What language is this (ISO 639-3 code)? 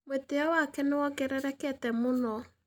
kik